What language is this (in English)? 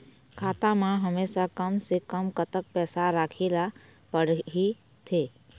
Chhattisgarhi